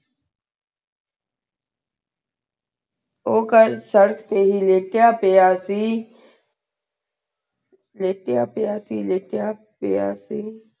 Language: Punjabi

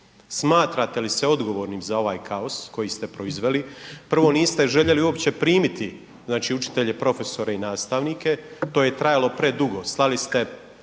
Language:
Croatian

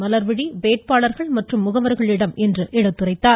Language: Tamil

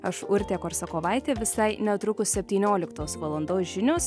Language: Lithuanian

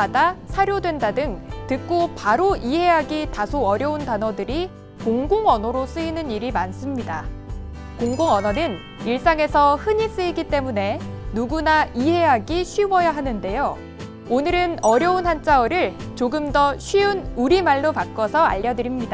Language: Korean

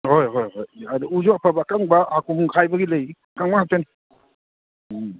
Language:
Manipuri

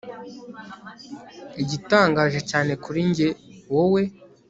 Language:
Kinyarwanda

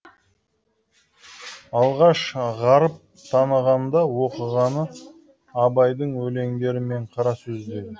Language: Kazakh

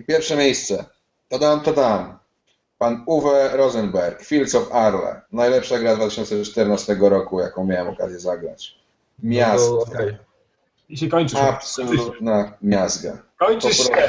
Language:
Polish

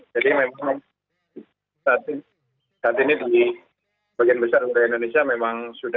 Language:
Indonesian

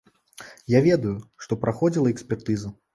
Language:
Belarusian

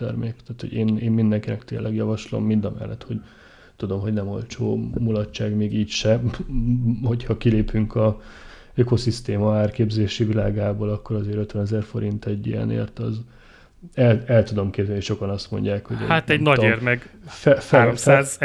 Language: Hungarian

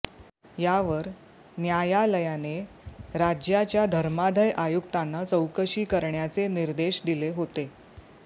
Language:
Marathi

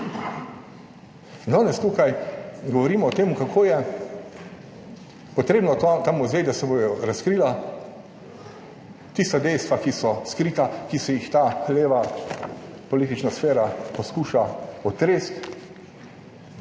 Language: Slovenian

